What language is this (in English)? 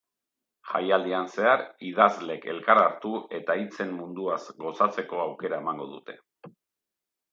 Basque